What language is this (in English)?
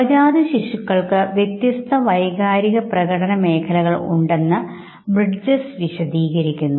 Malayalam